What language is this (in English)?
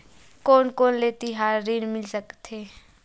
Chhattisgarhi